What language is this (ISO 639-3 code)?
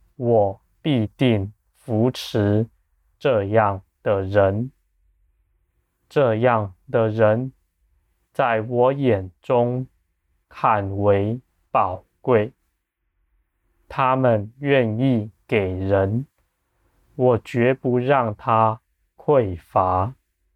zho